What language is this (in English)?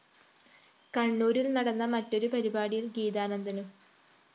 Malayalam